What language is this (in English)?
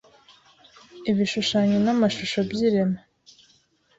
Kinyarwanda